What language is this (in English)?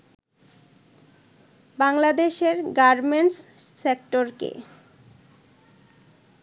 Bangla